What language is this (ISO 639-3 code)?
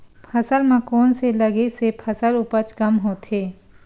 hne